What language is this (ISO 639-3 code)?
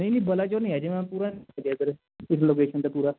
pan